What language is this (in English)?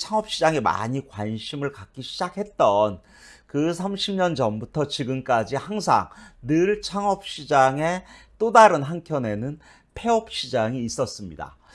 Korean